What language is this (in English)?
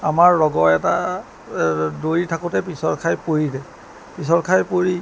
Assamese